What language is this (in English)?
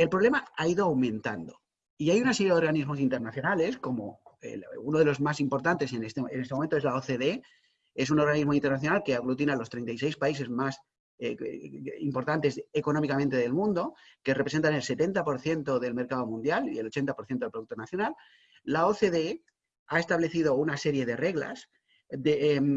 Spanish